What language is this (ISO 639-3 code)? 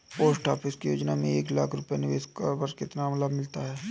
hin